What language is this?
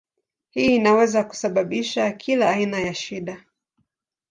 Swahili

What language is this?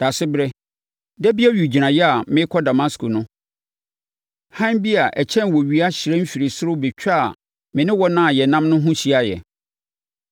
Akan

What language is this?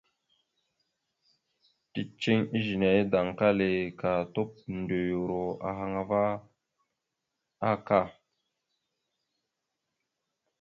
Mada (Cameroon)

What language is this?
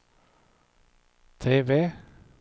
Swedish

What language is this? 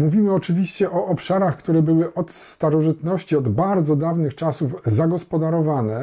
Polish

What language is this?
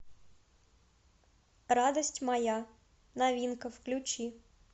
Russian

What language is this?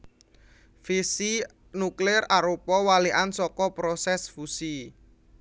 Javanese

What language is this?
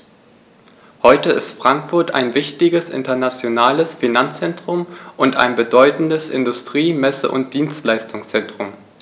German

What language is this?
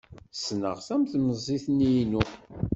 Kabyle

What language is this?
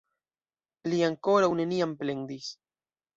Esperanto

